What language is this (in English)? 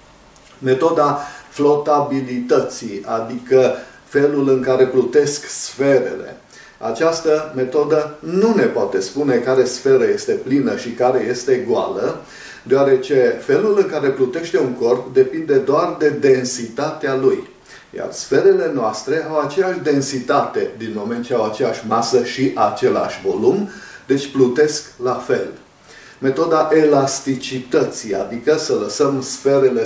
Romanian